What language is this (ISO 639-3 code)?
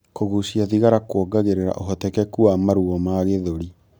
kik